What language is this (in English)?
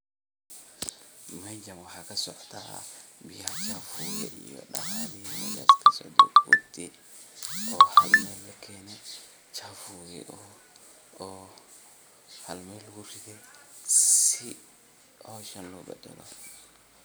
Somali